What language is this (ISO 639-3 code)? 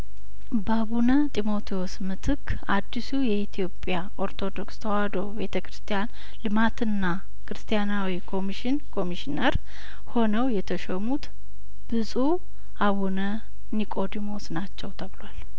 amh